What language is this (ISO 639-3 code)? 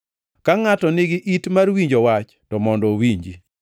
luo